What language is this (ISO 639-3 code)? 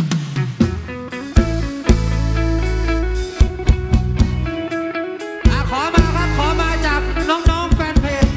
tha